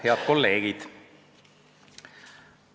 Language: Estonian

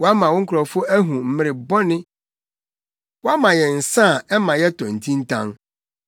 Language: Akan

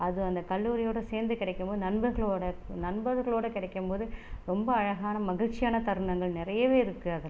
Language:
Tamil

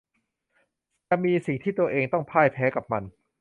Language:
Thai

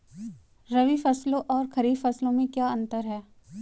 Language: Hindi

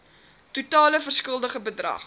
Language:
Afrikaans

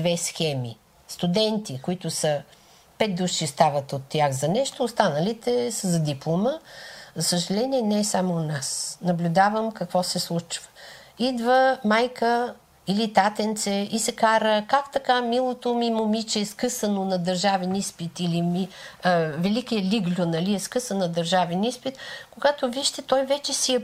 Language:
Bulgarian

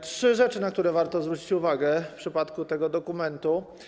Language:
Polish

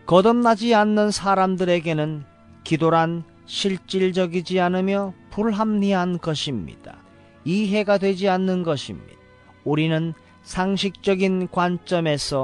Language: Korean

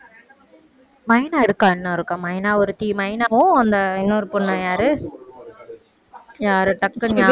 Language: Tamil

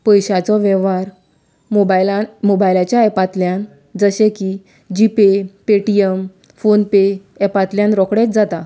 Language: Konkani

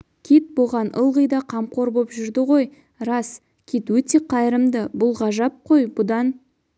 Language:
Kazakh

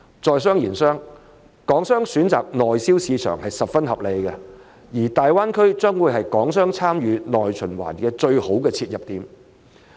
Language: Cantonese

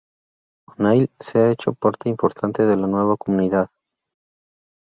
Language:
Spanish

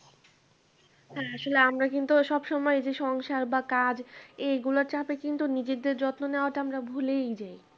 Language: Bangla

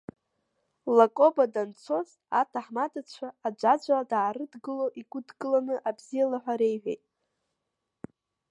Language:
Abkhazian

